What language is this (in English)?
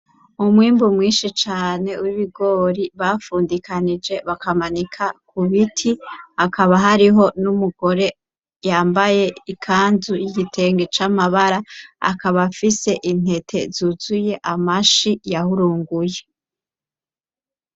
Rundi